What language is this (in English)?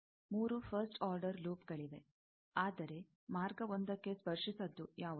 Kannada